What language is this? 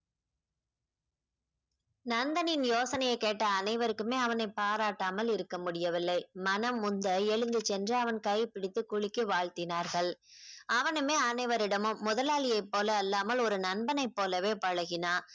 Tamil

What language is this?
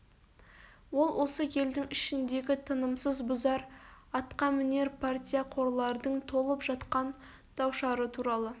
Kazakh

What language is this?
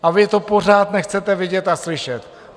Czech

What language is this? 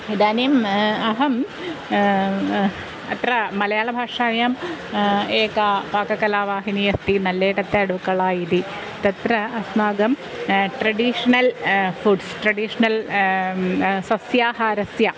Sanskrit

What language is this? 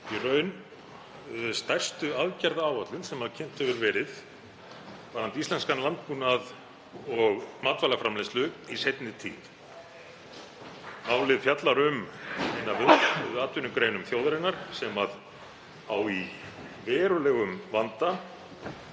Icelandic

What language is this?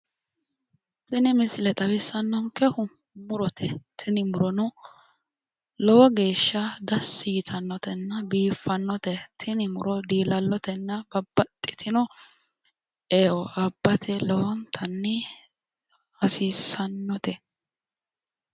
Sidamo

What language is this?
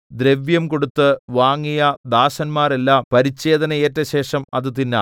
Malayalam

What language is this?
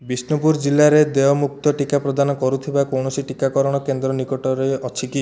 Odia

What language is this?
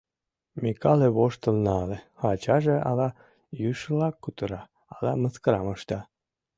Mari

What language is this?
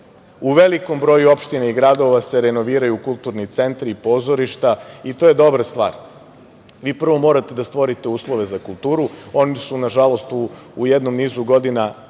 Serbian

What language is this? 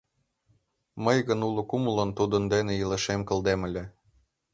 Mari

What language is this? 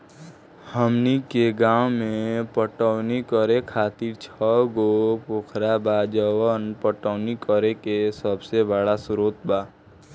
Bhojpuri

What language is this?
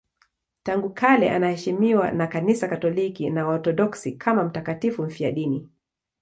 Swahili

